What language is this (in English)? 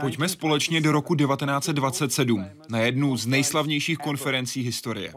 Czech